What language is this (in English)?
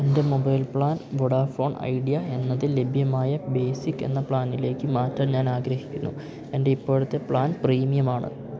Malayalam